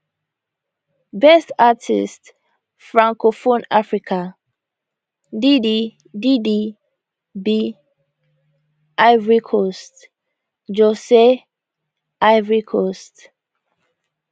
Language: Nigerian Pidgin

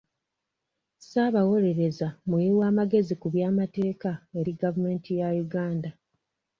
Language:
Ganda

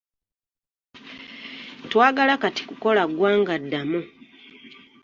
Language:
Ganda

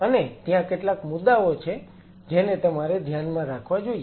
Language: Gujarati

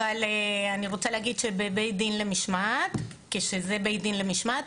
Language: Hebrew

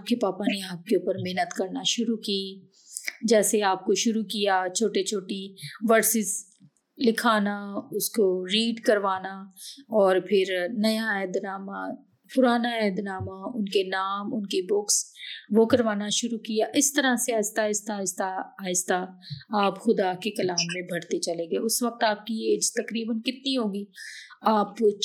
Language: Urdu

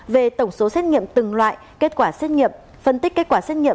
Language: Vietnamese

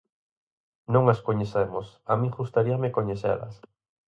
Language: Galician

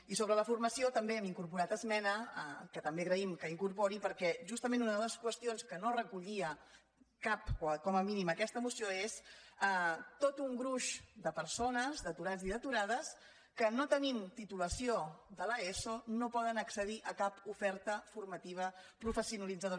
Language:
Catalan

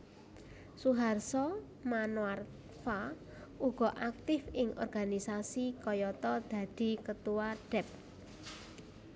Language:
Javanese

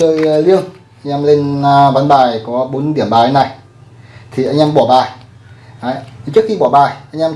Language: Vietnamese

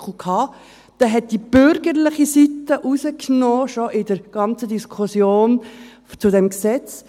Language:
Swiss German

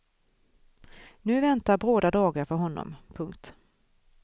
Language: Swedish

